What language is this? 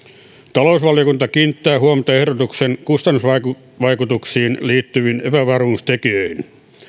Finnish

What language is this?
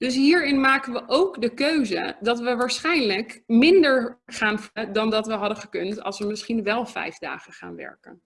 Dutch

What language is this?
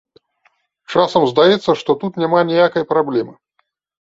Belarusian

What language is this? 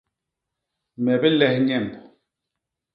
Basaa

